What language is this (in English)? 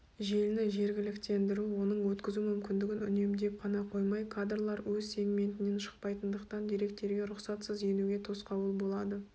Kazakh